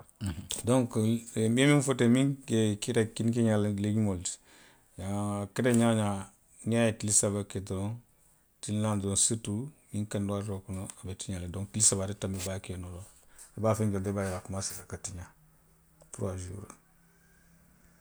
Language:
Western Maninkakan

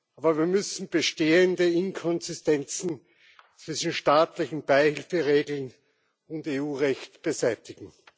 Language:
German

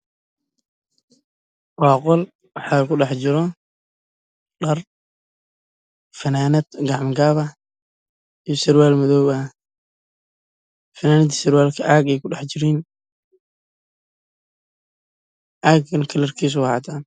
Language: Somali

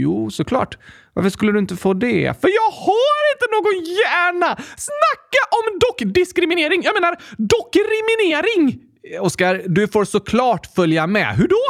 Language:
Swedish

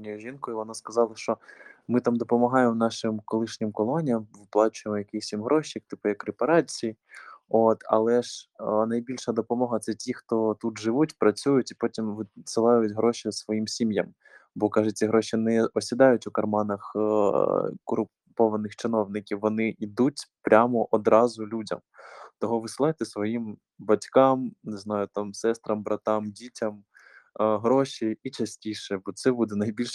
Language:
Ukrainian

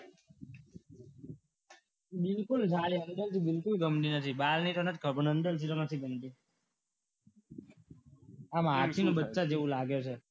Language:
Gujarati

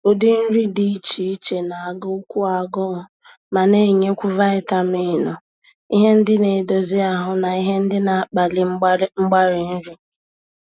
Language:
Igbo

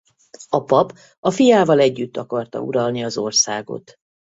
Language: Hungarian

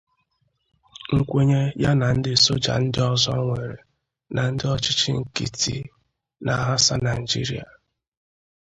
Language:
Igbo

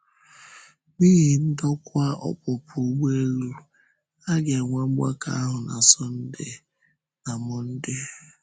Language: Igbo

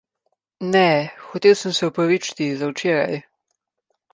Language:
Slovenian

